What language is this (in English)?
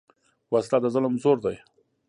Pashto